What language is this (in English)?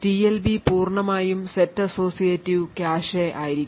Malayalam